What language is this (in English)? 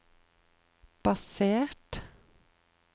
Norwegian